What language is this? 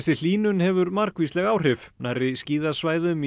Icelandic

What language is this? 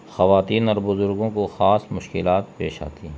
Urdu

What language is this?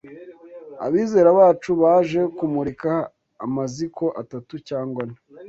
Kinyarwanda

